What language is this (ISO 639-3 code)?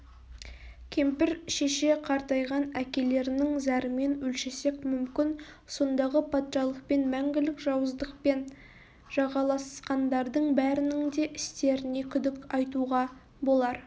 kaz